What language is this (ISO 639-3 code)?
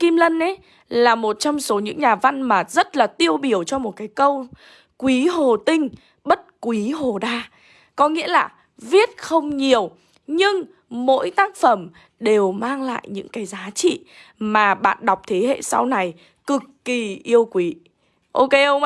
vie